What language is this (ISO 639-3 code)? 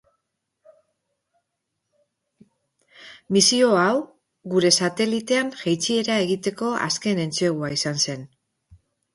eus